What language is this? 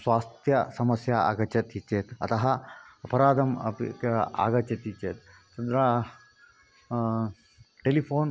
Sanskrit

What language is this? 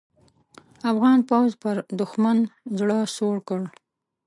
Pashto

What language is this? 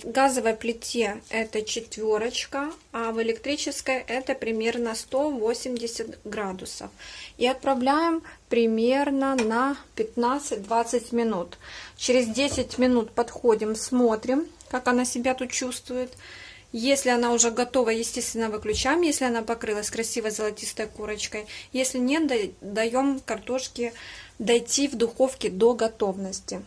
Russian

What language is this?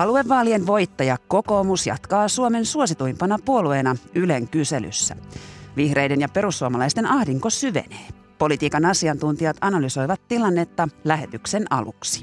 Finnish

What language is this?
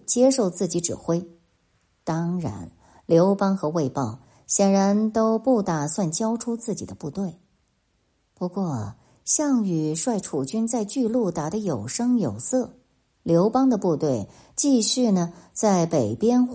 Chinese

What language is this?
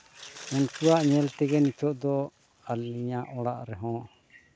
Santali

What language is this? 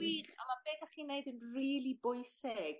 Welsh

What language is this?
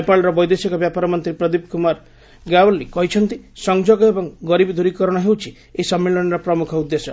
Odia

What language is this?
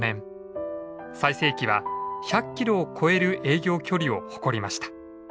Japanese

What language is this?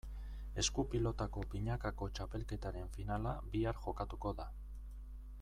Basque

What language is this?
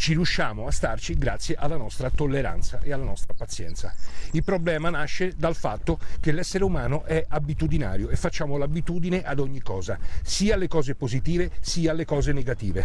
Italian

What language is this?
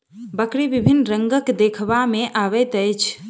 Maithili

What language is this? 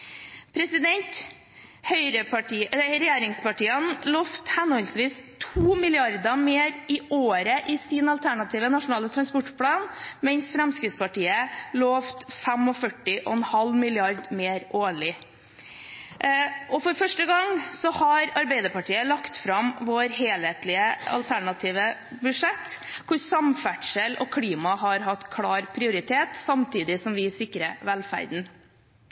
Norwegian Bokmål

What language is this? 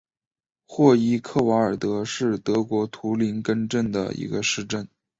Chinese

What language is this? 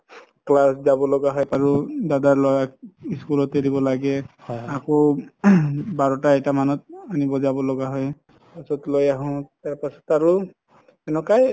Assamese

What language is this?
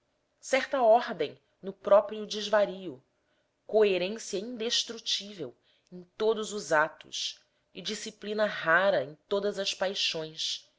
Portuguese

